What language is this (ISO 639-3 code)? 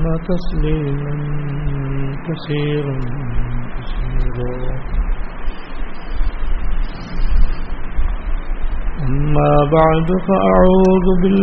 urd